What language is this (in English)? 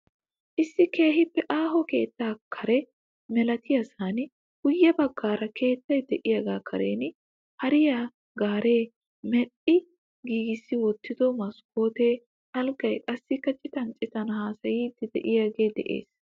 Wolaytta